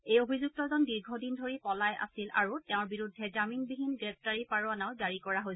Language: Assamese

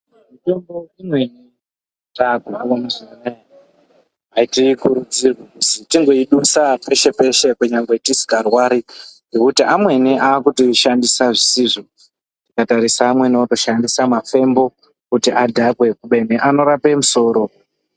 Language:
Ndau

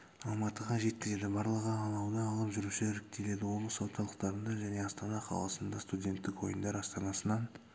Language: Kazakh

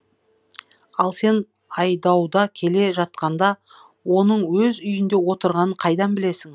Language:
Kazakh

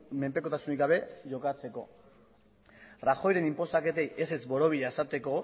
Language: Basque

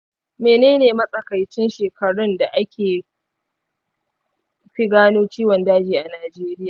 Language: Hausa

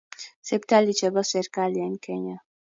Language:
Kalenjin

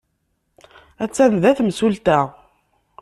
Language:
Kabyle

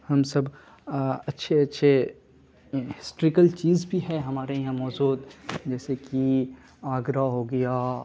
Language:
Urdu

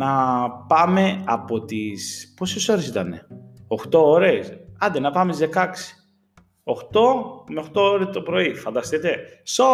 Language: Greek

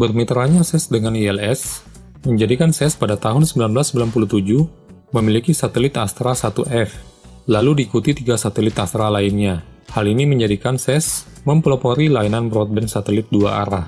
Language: Indonesian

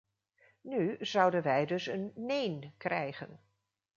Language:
Dutch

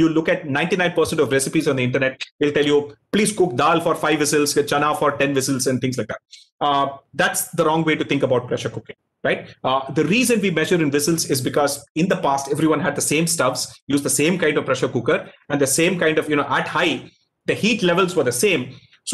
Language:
English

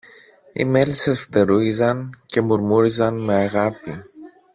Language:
Greek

